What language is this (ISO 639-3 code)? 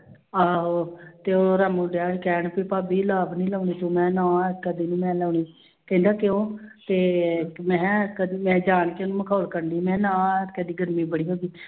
pan